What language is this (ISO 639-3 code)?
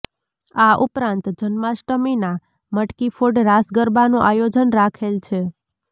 guj